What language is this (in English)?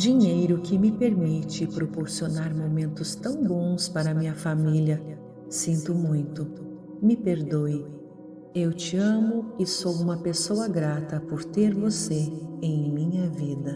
Portuguese